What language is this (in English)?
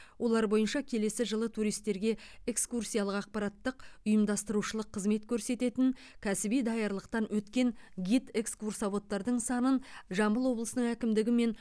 Kazakh